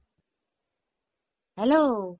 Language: Bangla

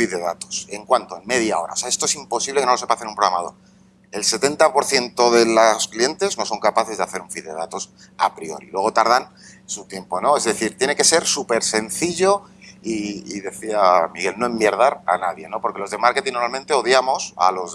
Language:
Spanish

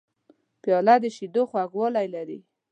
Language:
Pashto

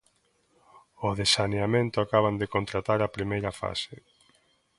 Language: Galician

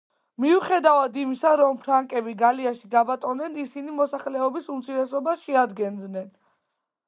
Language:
Georgian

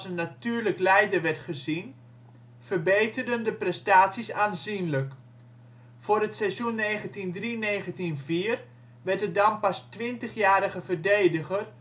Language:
Dutch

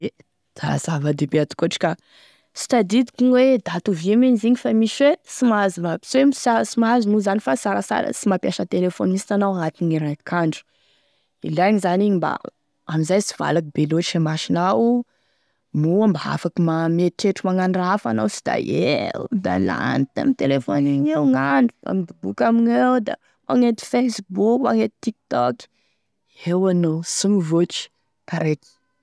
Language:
Tesaka Malagasy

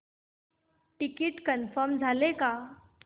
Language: Marathi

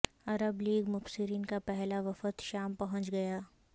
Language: Urdu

